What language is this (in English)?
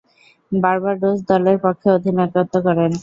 Bangla